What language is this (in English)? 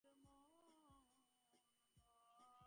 Bangla